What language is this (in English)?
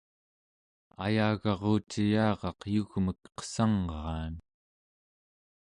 Central Yupik